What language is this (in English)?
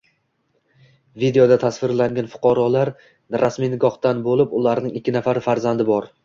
Uzbek